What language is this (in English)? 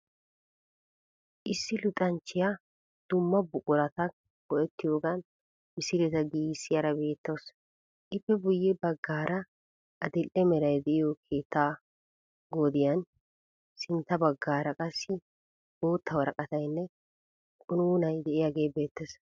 Wolaytta